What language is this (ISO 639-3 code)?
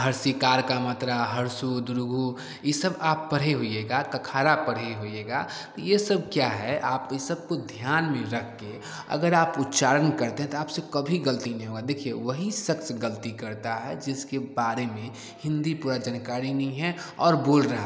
hin